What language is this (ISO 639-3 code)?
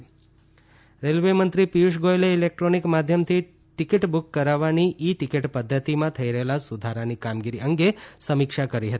guj